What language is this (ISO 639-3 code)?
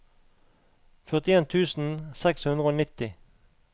nor